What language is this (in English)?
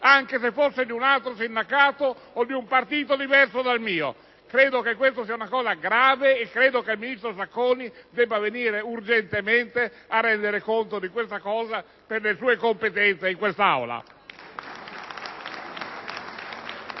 Italian